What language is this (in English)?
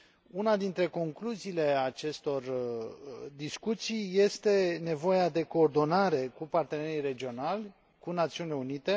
Romanian